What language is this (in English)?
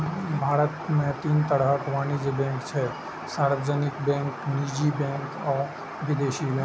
Maithili